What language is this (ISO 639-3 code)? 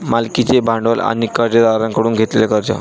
mar